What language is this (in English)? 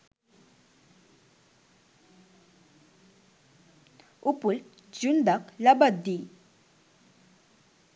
Sinhala